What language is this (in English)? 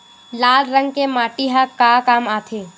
Chhattisgarhi